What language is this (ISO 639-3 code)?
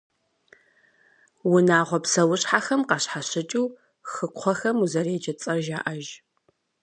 kbd